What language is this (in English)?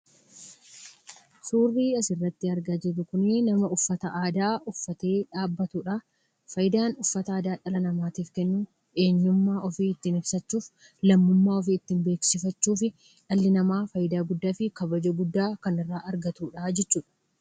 Oromo